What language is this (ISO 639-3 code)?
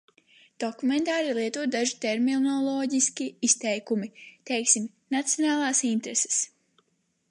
lav